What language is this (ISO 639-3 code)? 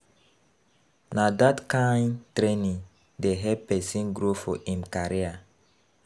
pcm